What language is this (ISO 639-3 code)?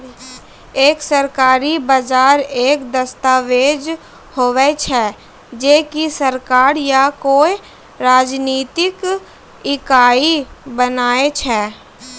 mai